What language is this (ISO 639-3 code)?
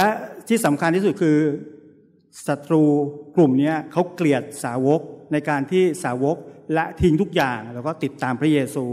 tha